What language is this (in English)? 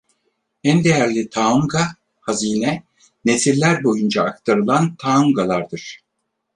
Turkish